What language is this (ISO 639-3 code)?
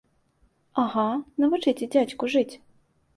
bel